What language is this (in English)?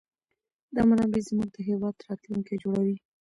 Pashto